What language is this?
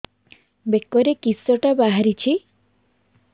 Odia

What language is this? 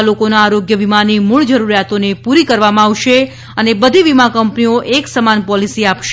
Gujarati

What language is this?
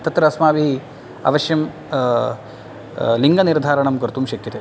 Sanskrit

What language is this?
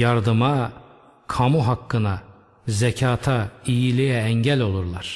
Turkish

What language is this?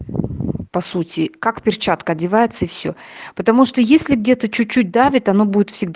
Russian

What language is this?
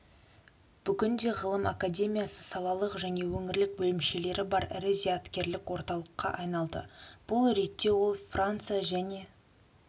Kazakh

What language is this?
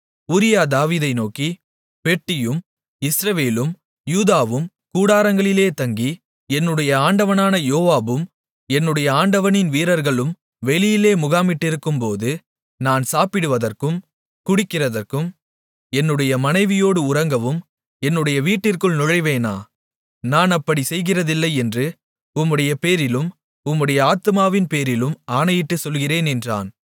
Tamil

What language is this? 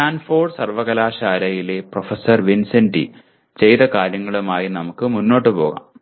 Malayalam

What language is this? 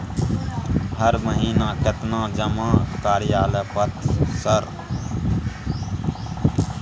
Maithili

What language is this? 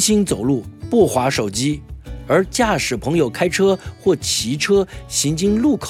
Chinese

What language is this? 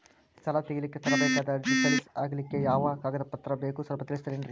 Kannada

